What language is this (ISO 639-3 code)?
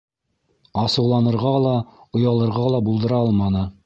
bak